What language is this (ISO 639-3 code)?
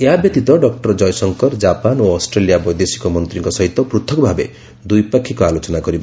ori